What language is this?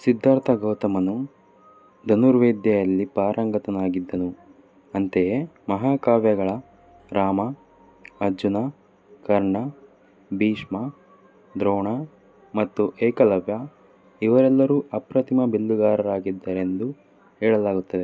Kannada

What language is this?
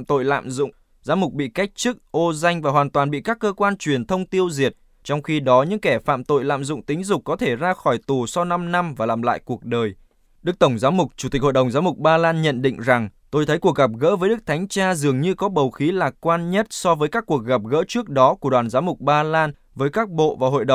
Vietnamese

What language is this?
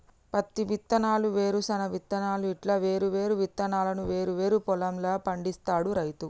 Telugu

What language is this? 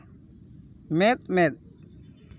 Santali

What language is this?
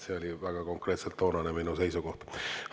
Estonian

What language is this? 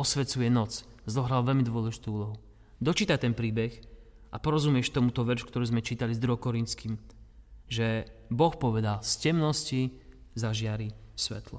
Slovak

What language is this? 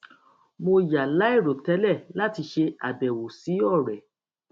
Yoruba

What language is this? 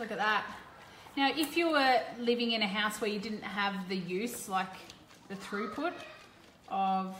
English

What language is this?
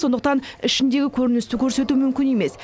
Kazakh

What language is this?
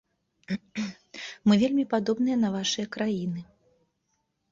Belarusian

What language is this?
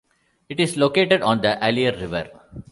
English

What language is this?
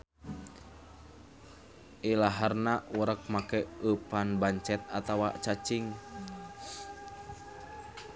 Sundanese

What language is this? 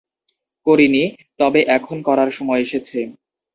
Bangla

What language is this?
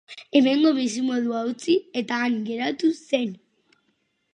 Basque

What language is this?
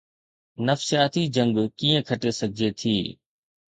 Sindhi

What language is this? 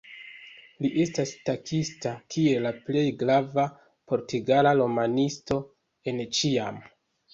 Esperanto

